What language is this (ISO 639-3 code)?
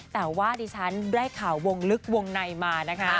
tha